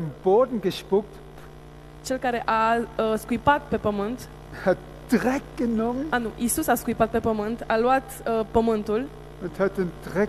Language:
Romanian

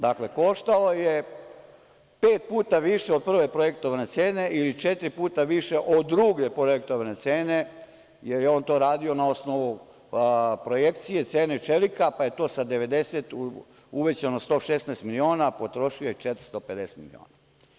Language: Serbian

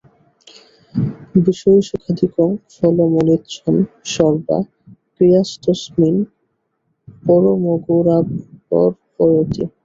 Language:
Bangla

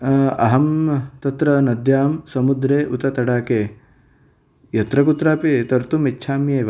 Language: Sanskrit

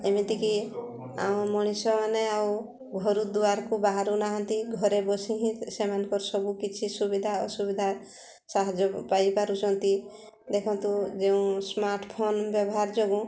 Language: Odia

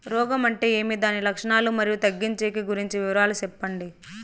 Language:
Telugu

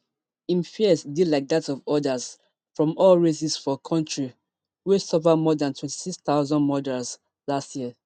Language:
Nigerian Pidgin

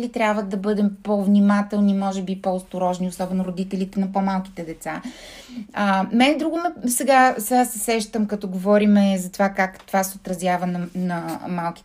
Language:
Bulgarian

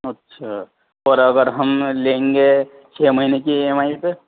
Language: Urdu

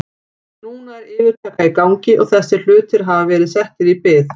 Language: Icelandic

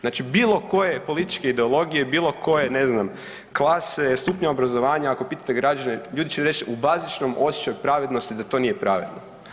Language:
Croatian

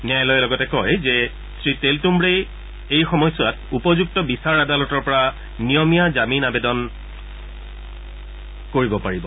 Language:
Assamese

